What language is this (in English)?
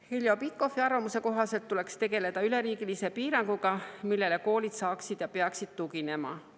Estonian